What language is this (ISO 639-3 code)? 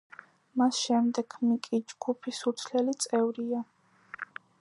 kat